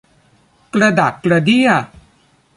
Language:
Thai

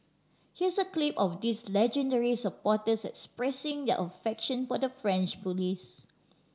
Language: English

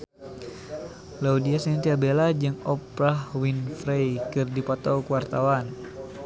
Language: Sundanese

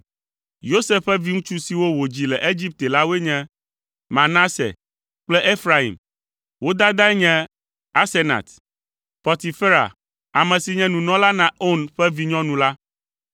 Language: Ewe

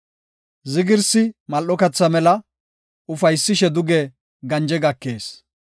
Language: Gofa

